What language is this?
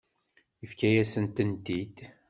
Kabyle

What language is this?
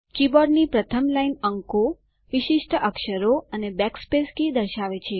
Gujarati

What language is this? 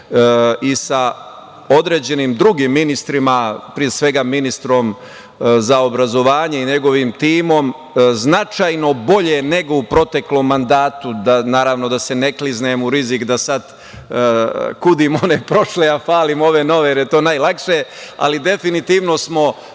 Serbian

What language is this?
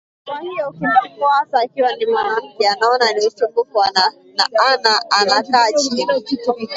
Swahili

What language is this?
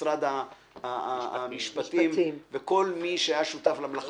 Hebrew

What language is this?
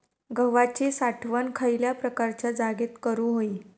Marathi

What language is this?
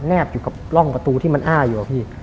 Thai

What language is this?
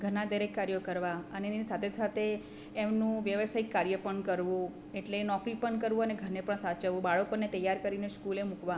Gujarati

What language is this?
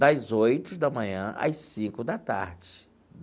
Portuguese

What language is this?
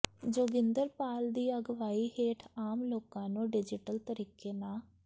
Punjabi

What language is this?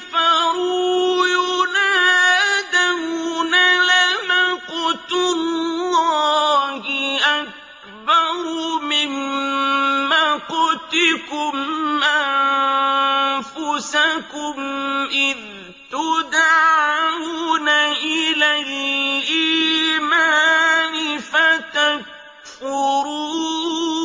Arabic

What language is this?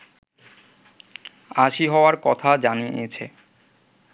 Bangla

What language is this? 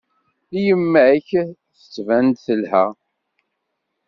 Kabyle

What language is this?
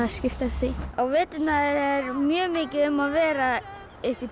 Icelandic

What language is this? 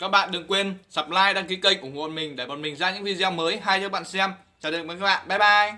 Vietnamese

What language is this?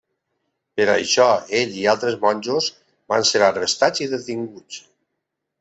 Catalan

